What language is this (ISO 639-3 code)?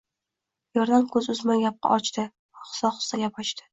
uzb